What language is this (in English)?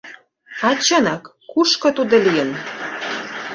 Mari